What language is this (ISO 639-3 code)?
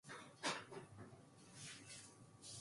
kor